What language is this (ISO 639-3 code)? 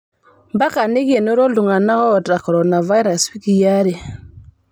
mas